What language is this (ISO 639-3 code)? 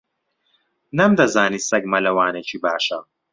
ckb